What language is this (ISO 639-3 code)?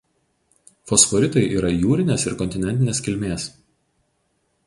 lit